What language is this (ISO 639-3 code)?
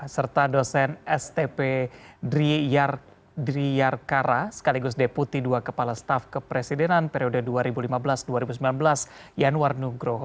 ind